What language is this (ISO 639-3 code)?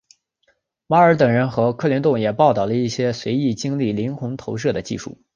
zho